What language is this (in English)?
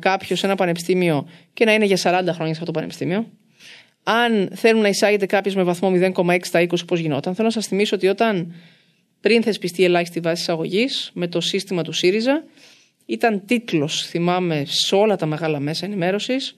Greek